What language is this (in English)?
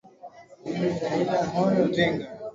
Swahili